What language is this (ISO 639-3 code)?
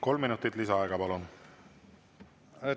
est